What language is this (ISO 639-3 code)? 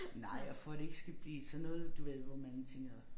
dan